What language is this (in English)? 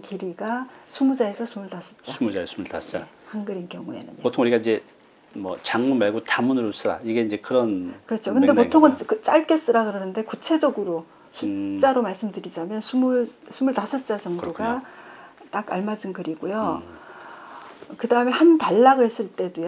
Korean